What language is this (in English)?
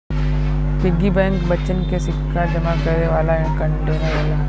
Bhojpuri